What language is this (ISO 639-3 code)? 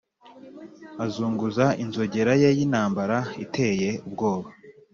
kin